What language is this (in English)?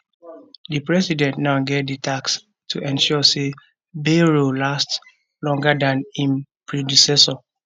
Nigerian Pidgin